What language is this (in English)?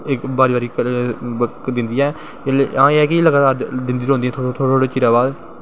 Dogri